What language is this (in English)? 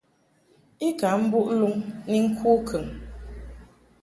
Mungaka